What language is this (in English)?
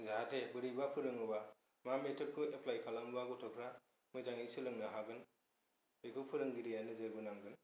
Bodo